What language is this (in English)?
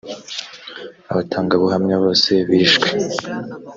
Kinyarwanda